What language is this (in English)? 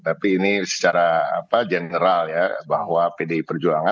Indonesian